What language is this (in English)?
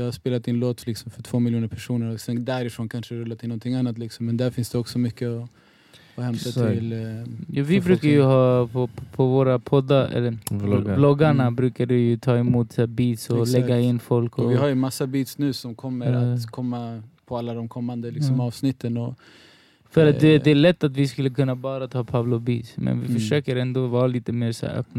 Swedish